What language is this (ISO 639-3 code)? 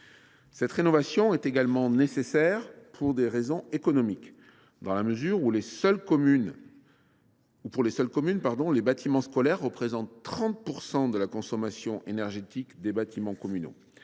fra